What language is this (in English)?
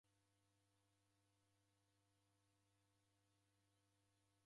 Taita